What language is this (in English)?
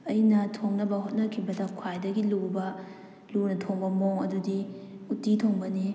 Manipuri